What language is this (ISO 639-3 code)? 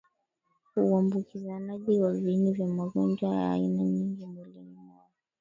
swa